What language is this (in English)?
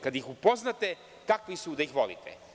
Serbian